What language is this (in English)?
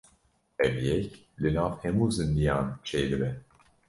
Kurdish